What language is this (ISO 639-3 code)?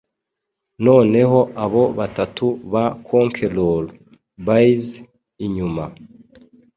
kin